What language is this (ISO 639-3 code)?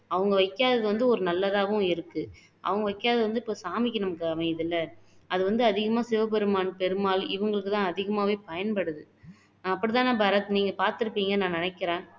tam